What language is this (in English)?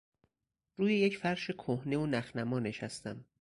Persian